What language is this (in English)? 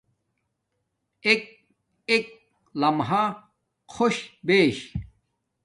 Domaaki